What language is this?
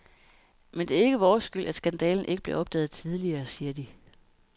Danish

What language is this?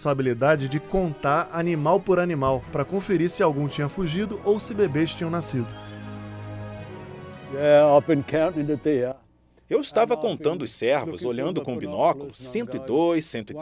Portuguese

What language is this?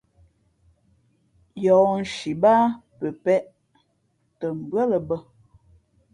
Fe'fe'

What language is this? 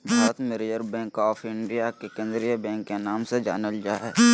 Magahi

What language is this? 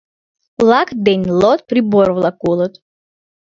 Mari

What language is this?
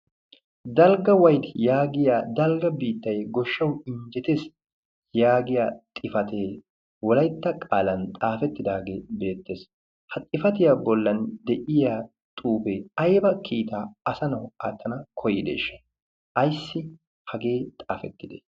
Wolaytta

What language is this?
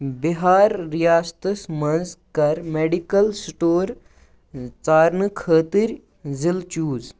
Kashmiri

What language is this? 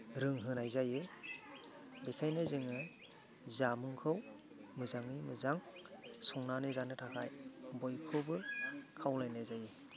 Bodo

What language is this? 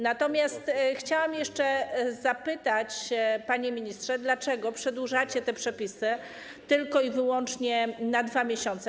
Polish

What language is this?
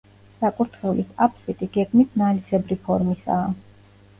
Georgian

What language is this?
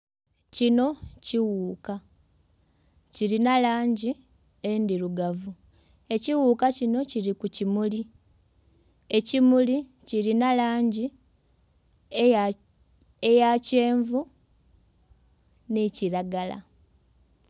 Soga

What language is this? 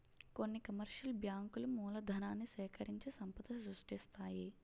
Telugu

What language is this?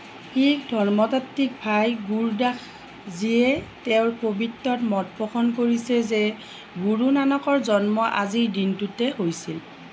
Assamese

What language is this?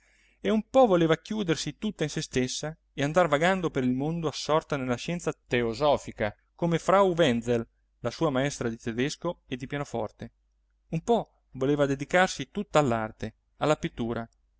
Italian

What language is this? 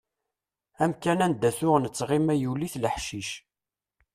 Kabyle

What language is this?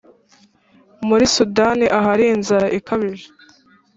Kinyarwanda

